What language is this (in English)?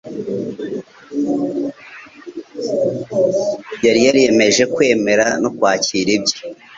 Kinyarwanda